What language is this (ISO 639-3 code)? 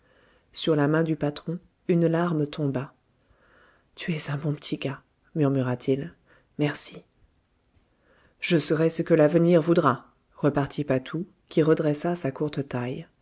fra